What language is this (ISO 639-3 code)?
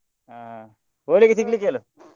kan